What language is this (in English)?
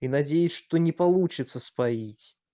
Russian